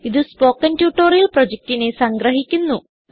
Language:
Malayalam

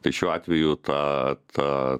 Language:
Lithuanian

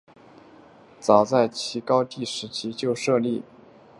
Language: Chinese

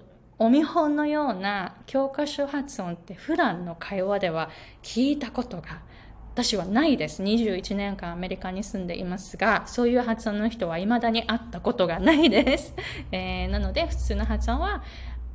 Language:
Japanese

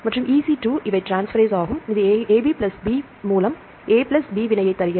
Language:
Tamil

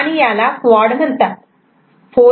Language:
Marathi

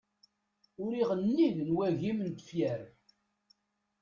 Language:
Kabyle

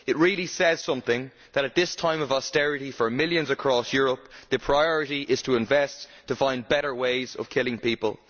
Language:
English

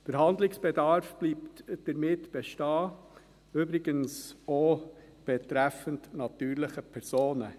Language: Swiss German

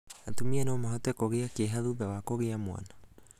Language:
Kikuyu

